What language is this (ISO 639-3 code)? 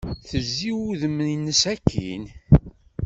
kab